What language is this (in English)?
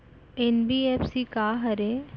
Chhattisgarhi